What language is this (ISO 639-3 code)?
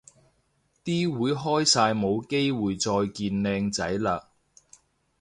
yue